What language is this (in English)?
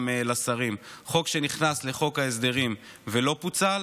Hebrew